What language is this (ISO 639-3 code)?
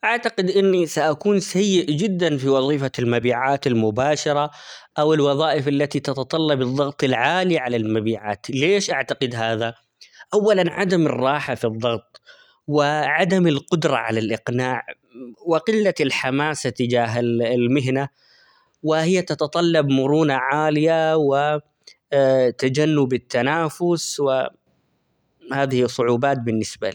acx